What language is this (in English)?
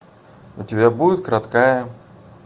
Russian